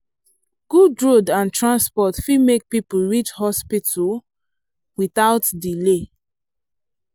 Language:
Nigerian Pidgin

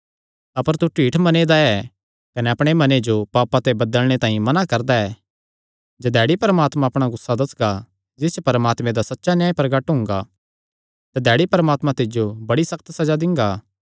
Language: Kangri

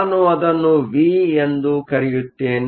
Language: Kannada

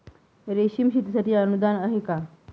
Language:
Marathi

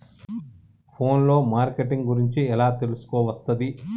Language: Telugu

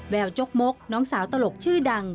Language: Thai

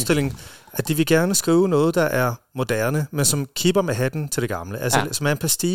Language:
Danish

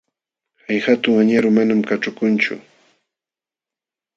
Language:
Jauja Wanca Quechua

